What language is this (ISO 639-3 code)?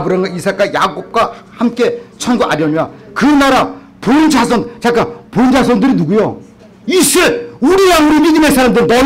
kor